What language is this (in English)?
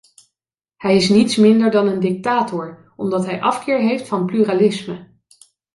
Dutch